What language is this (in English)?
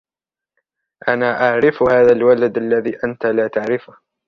Arabic